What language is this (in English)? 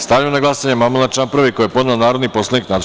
Serbian